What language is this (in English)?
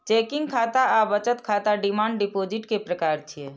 Maithili